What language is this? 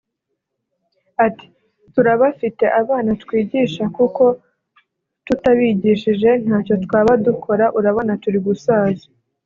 Kinyarwanda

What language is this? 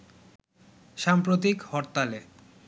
Bangla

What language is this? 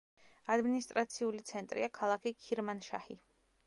Georgian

